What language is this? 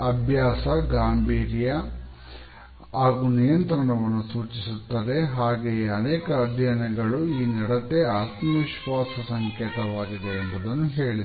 Kannada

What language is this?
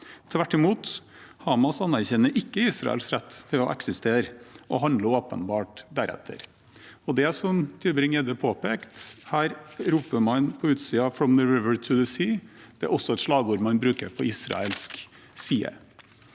Norwegian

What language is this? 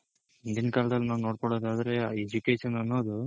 Kannada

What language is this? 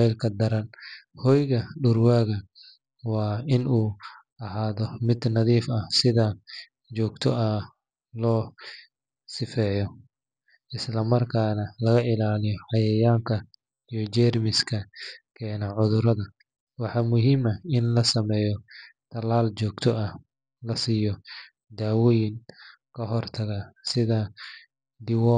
Somali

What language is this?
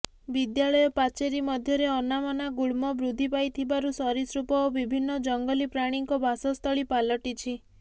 Odia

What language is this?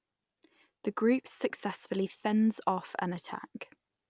English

